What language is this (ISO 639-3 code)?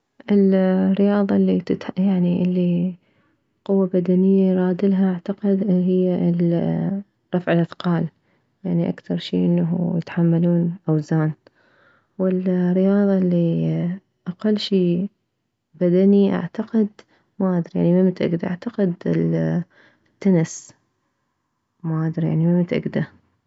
acm